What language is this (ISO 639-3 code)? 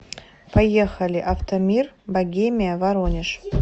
rus